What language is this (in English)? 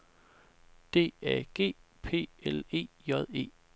Danish